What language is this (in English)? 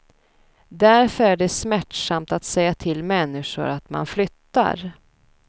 Swedish